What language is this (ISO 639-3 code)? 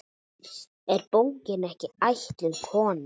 isl